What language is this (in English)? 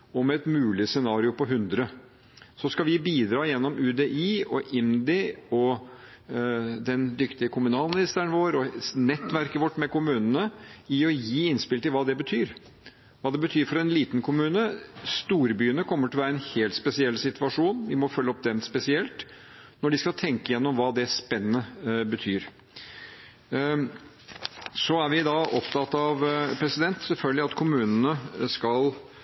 Norwegian Bokmål